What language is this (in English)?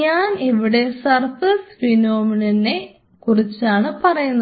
Malayalam